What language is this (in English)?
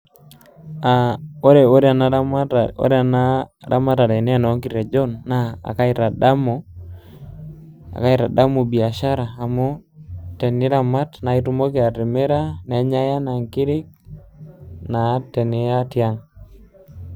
Masai